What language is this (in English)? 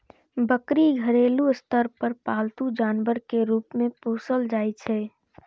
Maithili